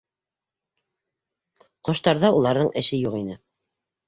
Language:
Bashkir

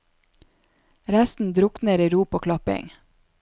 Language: Norwegian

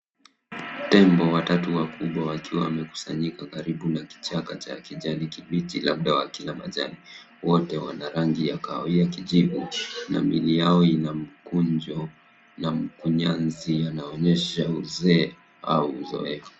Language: Swahili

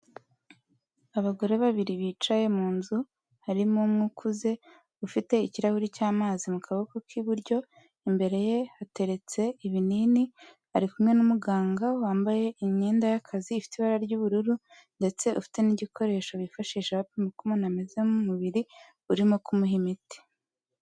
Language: Kinyarwanda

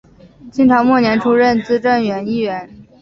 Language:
Chinese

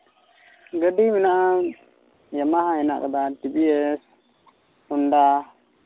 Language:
Santali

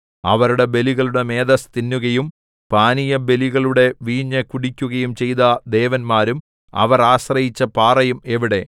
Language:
Malayalam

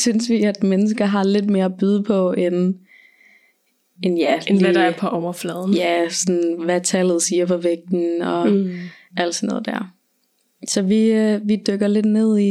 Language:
Danish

